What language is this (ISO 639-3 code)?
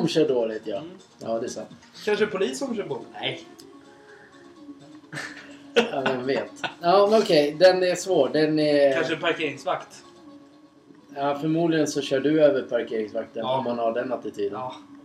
swe